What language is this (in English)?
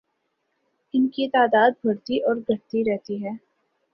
Urdu